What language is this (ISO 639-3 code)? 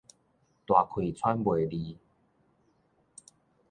nan